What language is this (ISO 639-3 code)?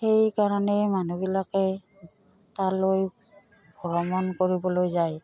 asm